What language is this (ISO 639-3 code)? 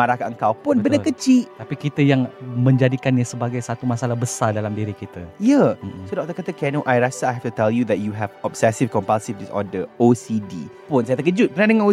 msa